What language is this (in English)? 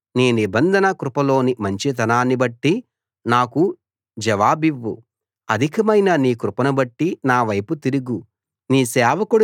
Telugu